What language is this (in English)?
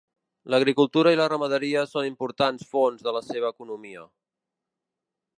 Catalan